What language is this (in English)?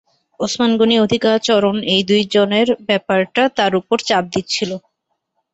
Bangla